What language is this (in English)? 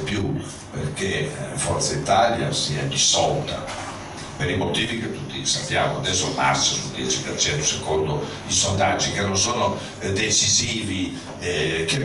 Italian